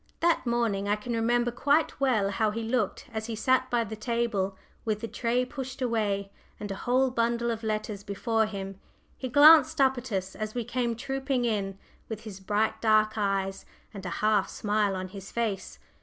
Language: English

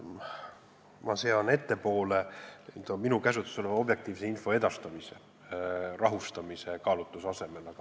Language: Estonian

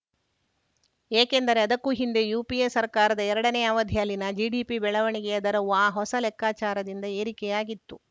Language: Kannada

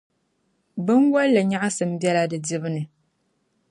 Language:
Dagbani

